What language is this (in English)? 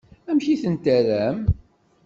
Kabyle